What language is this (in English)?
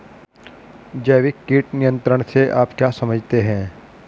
Hindi